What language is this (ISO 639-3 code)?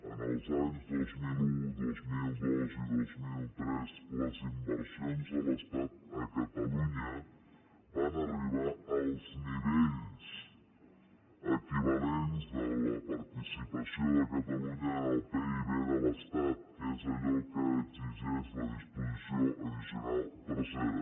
cat